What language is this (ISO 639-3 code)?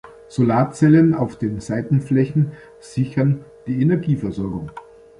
deu